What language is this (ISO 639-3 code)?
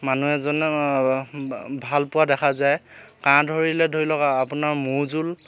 asm